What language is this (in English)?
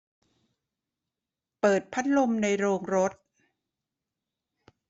Thai